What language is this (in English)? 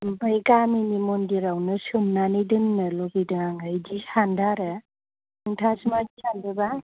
Bodo